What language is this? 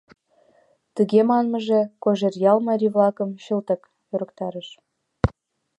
Mari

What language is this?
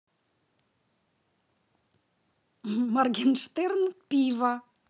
Russian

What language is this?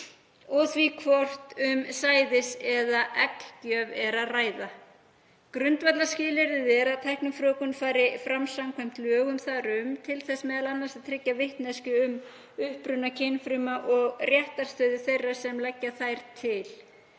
Icelandic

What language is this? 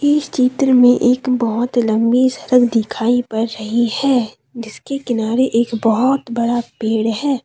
Hindi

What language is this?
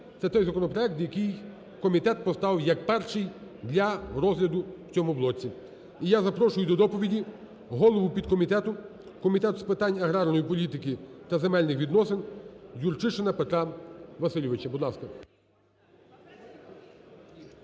Ukrainian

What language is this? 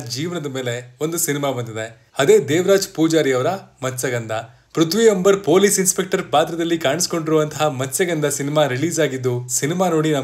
Kannada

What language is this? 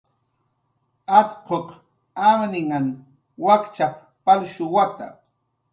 Jaqaru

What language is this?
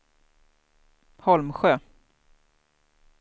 Swedish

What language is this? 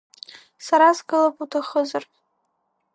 Abkhazian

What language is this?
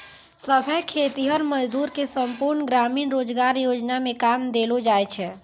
Maithili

